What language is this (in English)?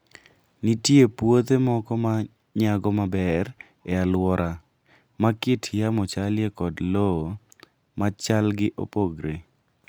Luo (Kenya and Tanzania)